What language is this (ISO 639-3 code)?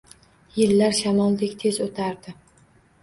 uzb